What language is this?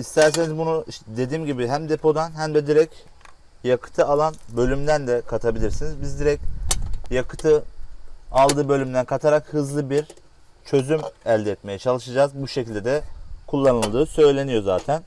Turkish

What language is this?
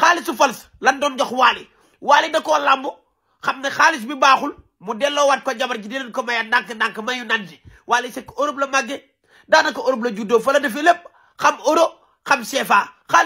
Indonesian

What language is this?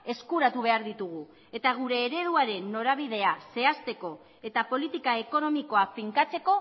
Basque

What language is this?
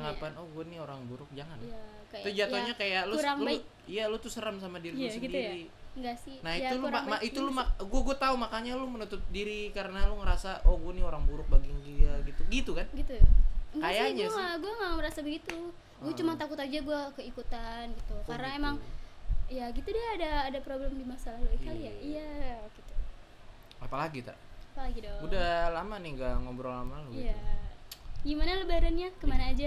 Indonesian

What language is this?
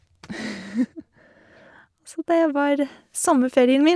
Norwegian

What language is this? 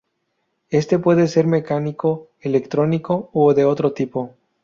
Spanish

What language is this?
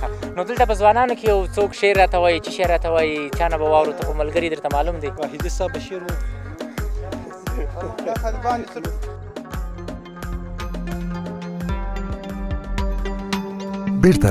Arabic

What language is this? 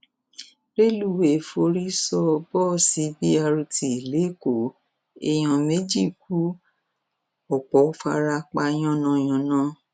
Yoruba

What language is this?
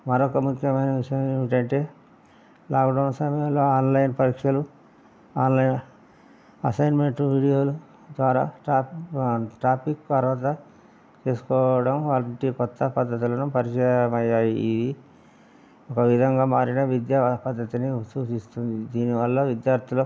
Telugu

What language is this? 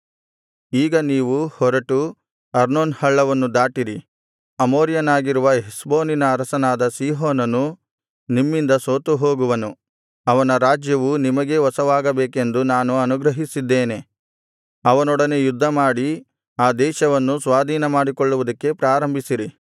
Kannada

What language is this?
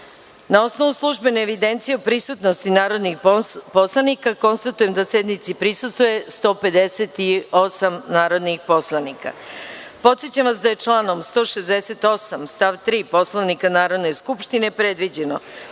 Serbian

